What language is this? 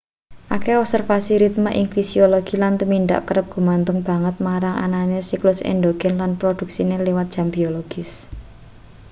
Javanese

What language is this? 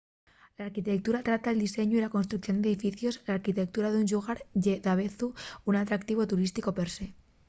Asturian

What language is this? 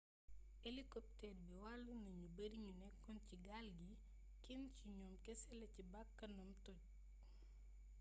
Wolof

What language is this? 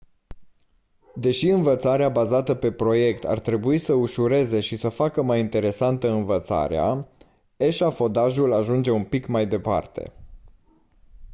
Romanian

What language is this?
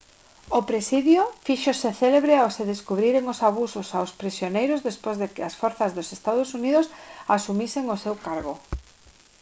Galician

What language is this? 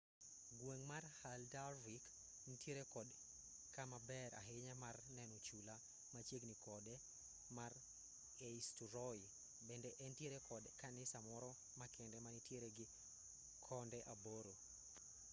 Luo (Kenya and Tanzania)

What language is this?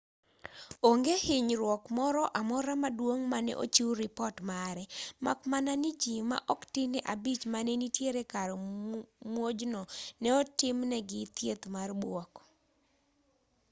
Luo (Kenya and Tanzania)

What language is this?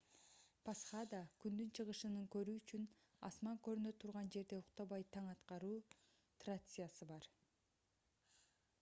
Kyrgyz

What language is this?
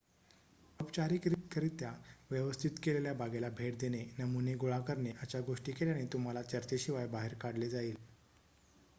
Marathi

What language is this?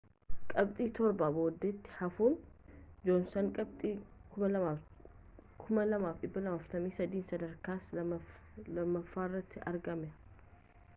Oromo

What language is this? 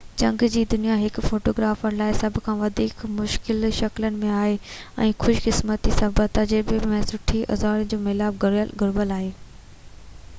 Sindhi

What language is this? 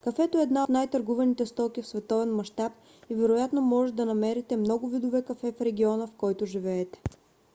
Bulgarian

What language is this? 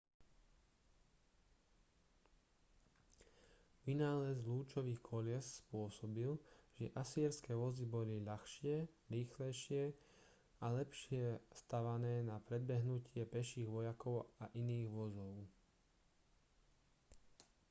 Slovak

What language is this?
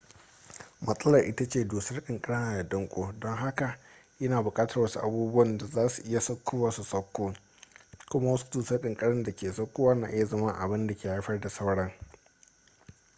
Hausa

